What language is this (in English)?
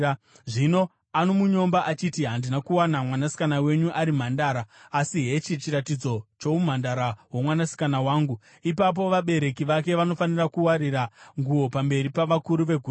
Shona